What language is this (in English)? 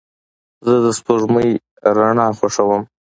Pashto